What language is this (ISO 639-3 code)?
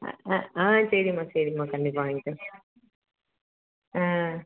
tam